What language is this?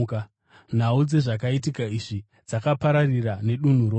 Shona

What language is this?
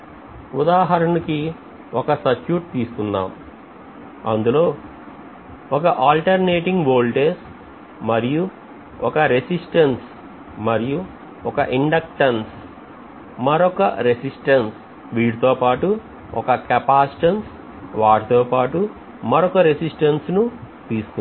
Telugu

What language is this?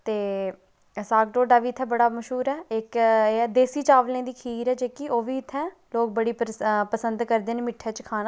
Dogri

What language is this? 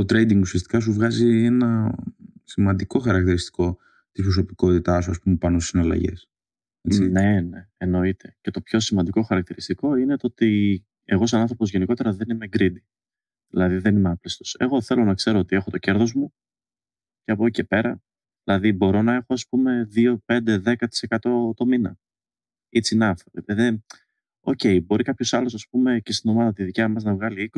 Greek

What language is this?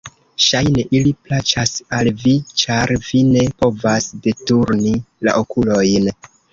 Esperanto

